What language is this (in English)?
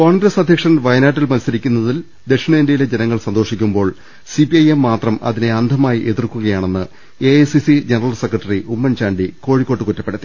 Malayalam